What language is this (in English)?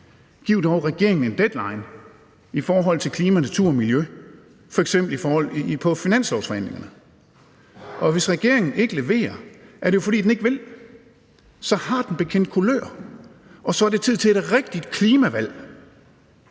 Danish